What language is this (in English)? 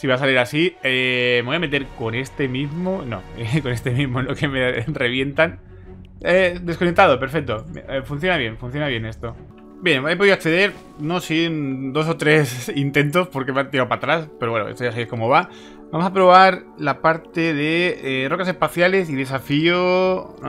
Spanish